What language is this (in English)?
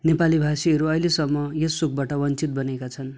Nepali